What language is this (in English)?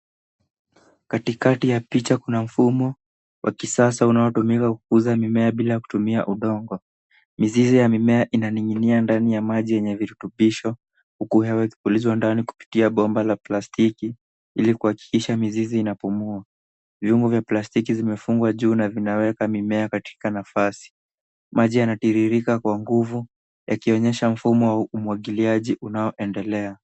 Swahili